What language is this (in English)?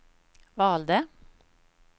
Swedish